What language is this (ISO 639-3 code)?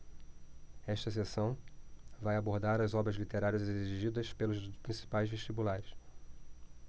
por